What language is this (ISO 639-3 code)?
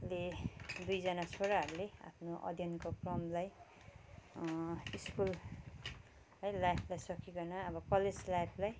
nep